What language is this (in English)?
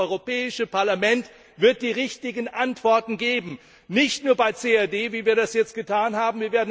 German